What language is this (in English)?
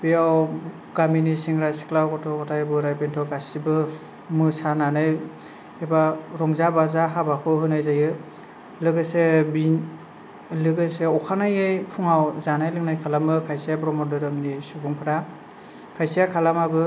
Bodo